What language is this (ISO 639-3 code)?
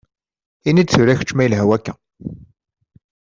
kab